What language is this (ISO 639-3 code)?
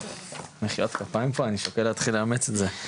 heb